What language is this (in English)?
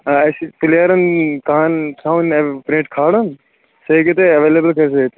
Kashmiri